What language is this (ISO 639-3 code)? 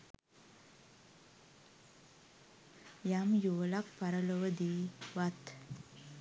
sin